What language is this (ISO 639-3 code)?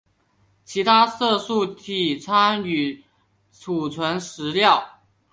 zho